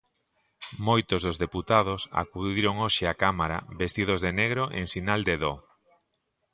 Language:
Galician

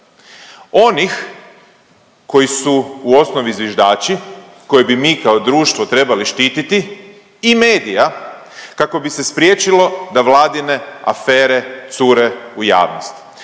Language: Croatian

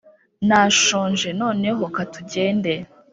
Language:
Kinyarwanda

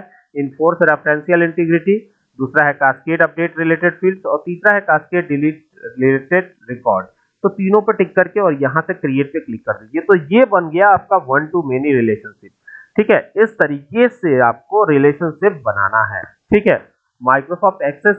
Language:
Hindi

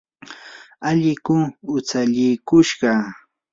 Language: Yanahuanca Pasco Quechua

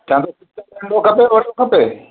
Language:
Sindhi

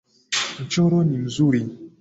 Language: Swahili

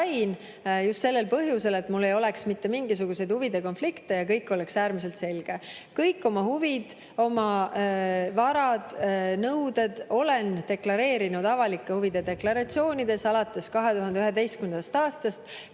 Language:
Estonian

